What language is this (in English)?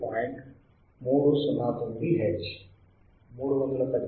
Telugu